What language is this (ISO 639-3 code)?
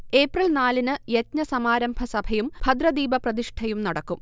mal